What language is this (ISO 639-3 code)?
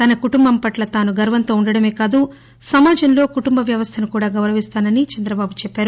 tel